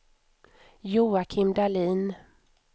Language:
Swedish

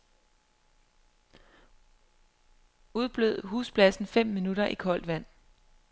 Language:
Danish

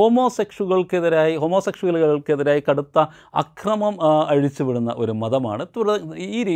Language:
Malayalam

